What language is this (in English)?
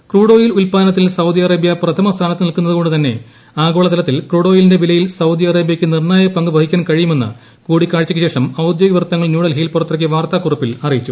Malayalam